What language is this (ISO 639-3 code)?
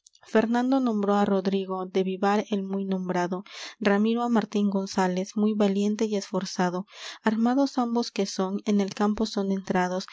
spa